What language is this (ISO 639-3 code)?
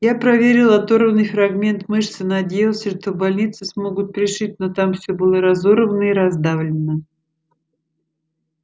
rus